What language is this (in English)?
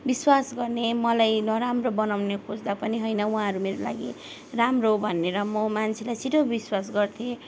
Nepali